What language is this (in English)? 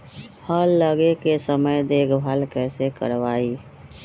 Magahi